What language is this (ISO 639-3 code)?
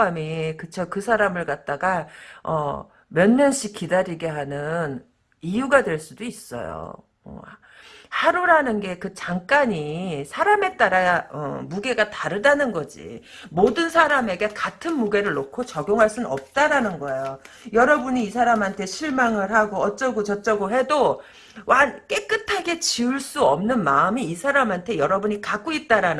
kor